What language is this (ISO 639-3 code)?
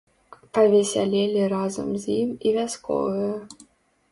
bel